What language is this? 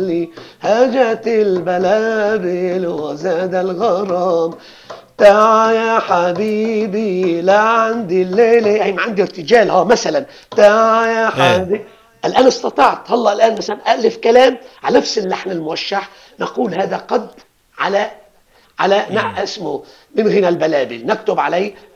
Arabic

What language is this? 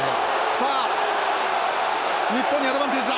Japanese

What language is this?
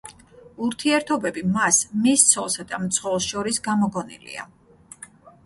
Georgian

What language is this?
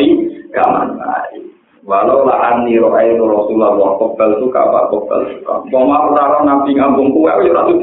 Indonesian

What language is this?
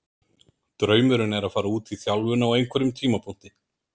Icelandic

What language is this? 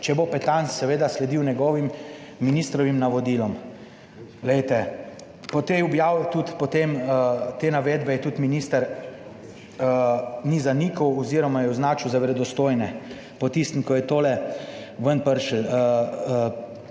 Slovenian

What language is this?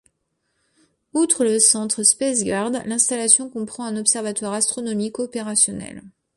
French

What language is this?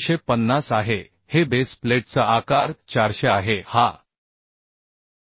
Marathi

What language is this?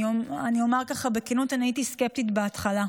Hebrew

